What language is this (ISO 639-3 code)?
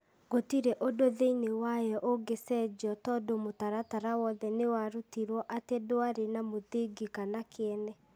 kik